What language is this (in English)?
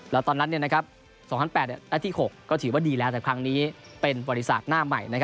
Thai